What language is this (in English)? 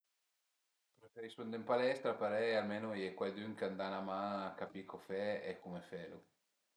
Piedmontese